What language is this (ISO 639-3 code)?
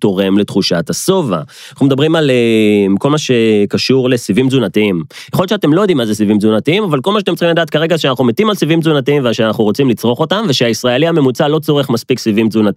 heb